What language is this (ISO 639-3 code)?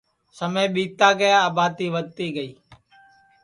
ssi